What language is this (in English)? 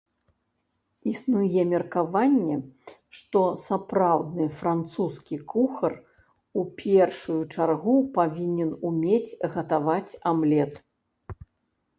Belarusian